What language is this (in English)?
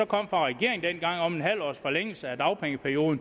Danish